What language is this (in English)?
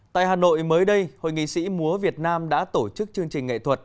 Vietnamese